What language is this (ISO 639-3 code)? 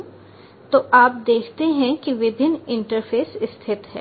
hin